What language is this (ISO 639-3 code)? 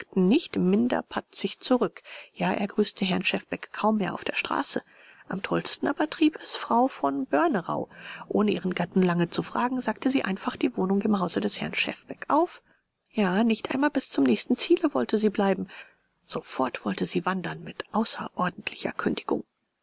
deu